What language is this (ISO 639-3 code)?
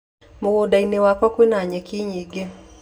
kik